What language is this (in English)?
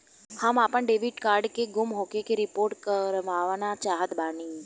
Bhojpuri